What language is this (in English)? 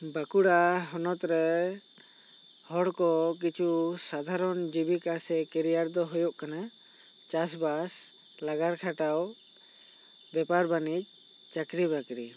Santali